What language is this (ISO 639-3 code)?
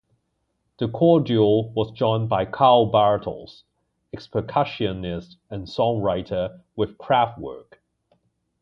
eng